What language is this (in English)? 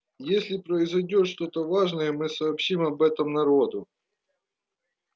Russian